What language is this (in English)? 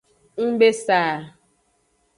Aja (Benin)